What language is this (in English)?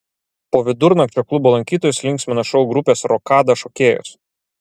Lithuanian